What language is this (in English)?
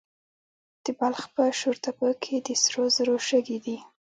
Pashto